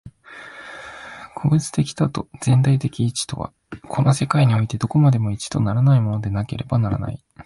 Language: Japanese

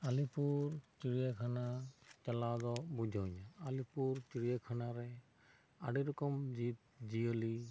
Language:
Santali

